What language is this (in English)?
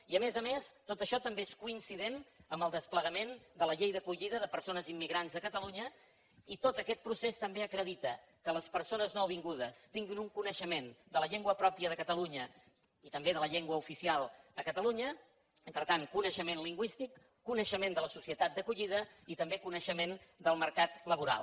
Catalan